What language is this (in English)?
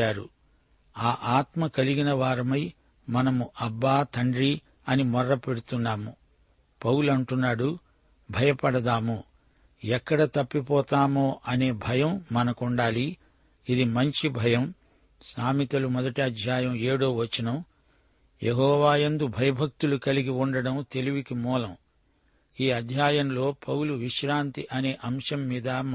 Telugu